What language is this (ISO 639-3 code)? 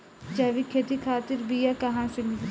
bho